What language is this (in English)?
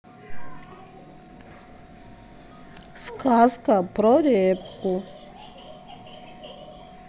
Russian